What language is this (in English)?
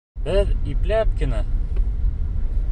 Bashkir